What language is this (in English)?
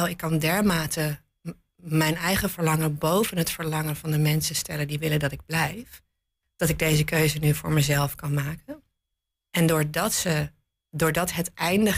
Dutch